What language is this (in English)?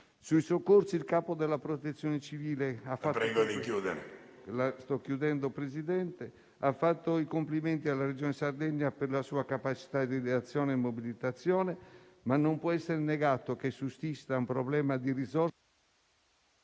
Italian